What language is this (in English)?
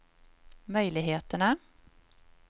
Swedish